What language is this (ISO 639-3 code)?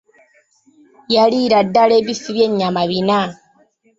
lug